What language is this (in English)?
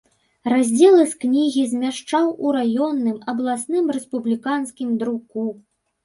Belarusian